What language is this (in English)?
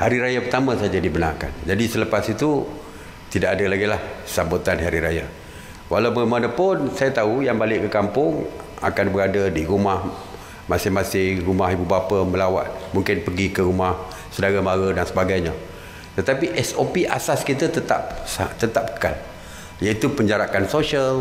Malay